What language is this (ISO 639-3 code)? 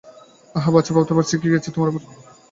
ben